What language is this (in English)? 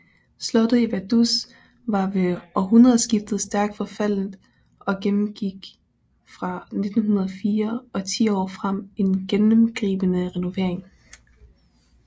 Danish